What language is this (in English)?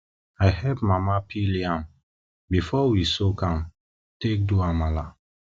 Nigerian Pidgin